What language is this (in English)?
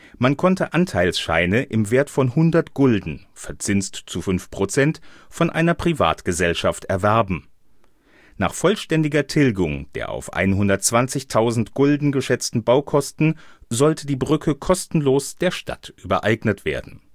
German